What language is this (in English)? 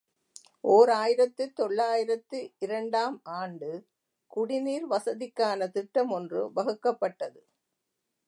Tamil